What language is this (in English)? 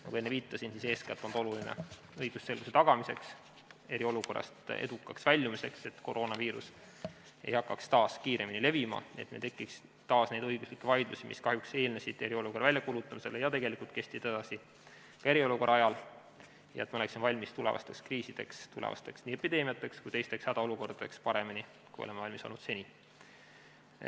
Estonian